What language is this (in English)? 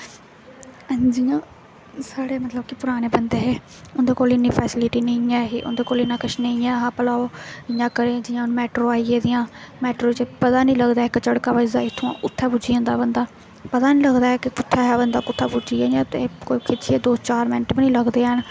Dogri